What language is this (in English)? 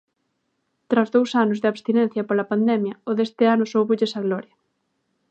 Galician